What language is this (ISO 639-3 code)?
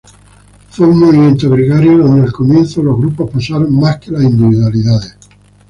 spa